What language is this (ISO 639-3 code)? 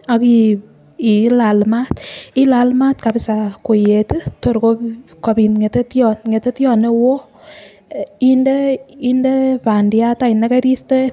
kln